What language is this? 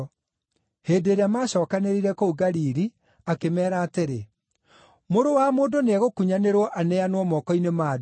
Kikuyu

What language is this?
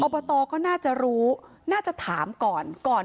Thai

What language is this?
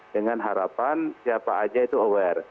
Indonesian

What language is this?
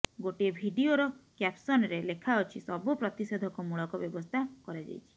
Odia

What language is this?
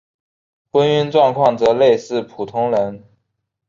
Chinese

